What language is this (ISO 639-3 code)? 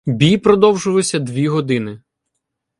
ukr